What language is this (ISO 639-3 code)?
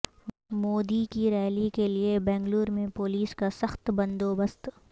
urd